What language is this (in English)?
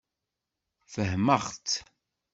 Kabyle